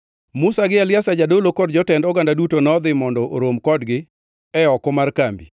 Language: Luo (Kenya and Tanzania)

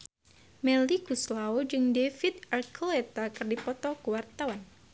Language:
Sundanese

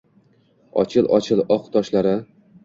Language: Uzbek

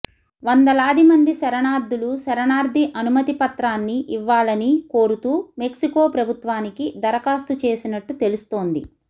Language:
Telugu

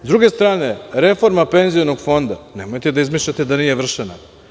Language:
Serbian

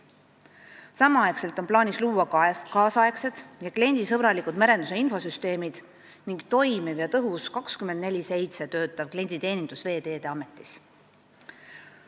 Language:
Estonian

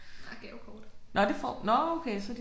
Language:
Danish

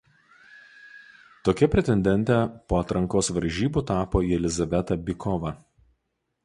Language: Lithuanian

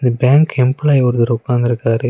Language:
Tamil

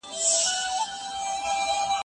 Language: Pashto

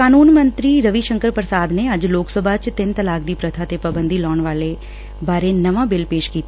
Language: Punjabi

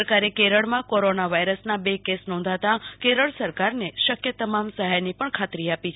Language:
Gujarati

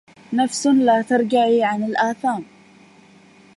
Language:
Arabic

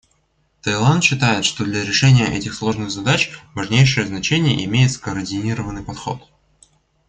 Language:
Russian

